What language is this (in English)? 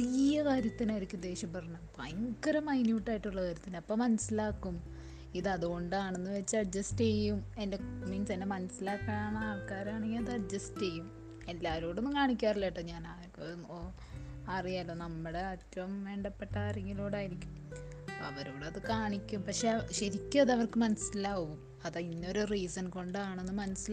Malayalam